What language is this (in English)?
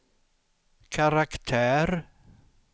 Swedish